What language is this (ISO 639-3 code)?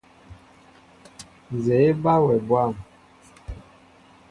mbo